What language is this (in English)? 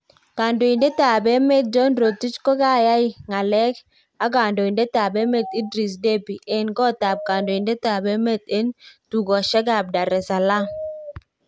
Kalenjin